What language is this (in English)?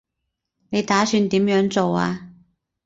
Cantonese